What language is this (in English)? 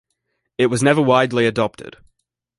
English